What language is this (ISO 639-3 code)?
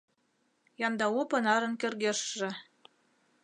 chm